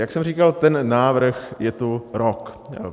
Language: Czech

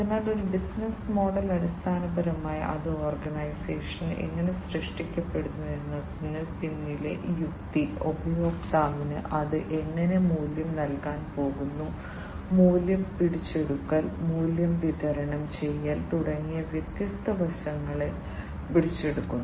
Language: Malayalam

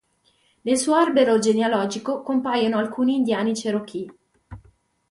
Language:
Italian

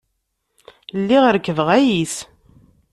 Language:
Kabyle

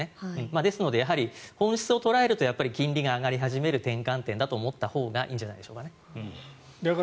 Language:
Japanese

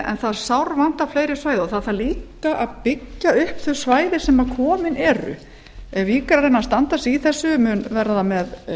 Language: Icelandic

